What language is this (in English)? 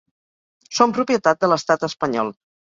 Catalan